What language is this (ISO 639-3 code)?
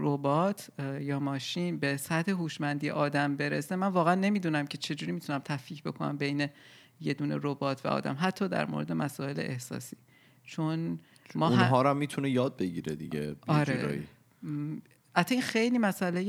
fas